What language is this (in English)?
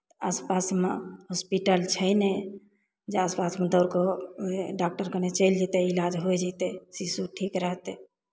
Maithili